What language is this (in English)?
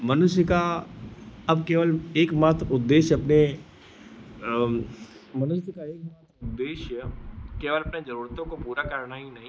Hindi